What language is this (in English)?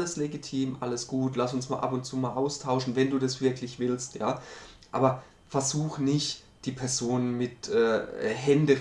German